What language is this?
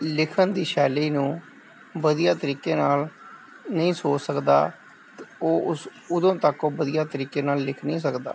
Punjabi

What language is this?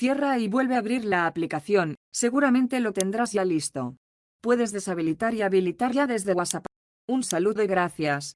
Spanish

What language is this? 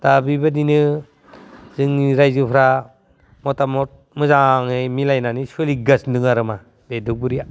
Bodo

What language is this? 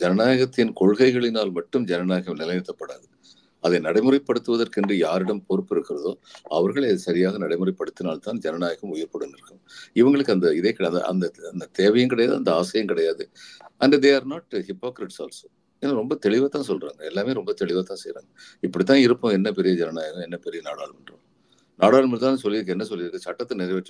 Tamil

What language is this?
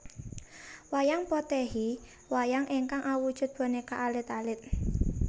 Javanese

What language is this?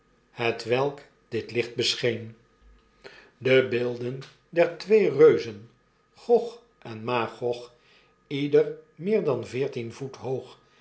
Dutch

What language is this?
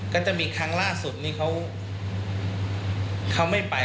Thai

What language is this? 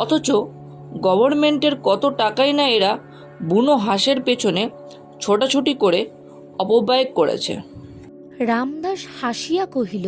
Bangla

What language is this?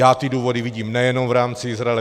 Czech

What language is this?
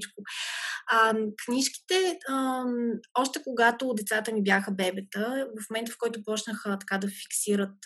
Bulgarian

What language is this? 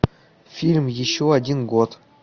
Russian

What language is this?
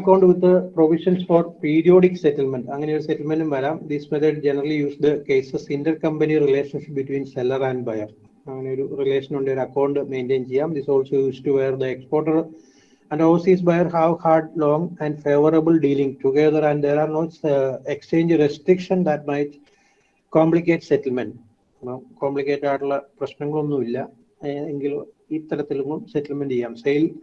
English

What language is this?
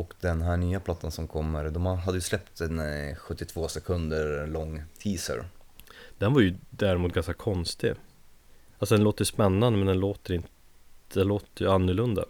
Swedish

